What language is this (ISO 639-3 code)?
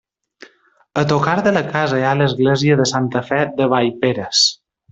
cat